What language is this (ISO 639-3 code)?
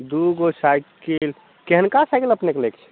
mai